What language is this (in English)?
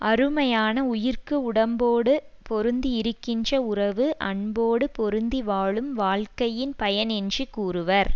Tamil